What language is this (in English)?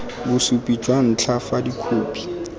Tswana